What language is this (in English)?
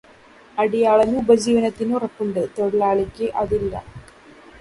Malayalam